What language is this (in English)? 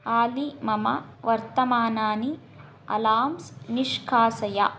Sanskrit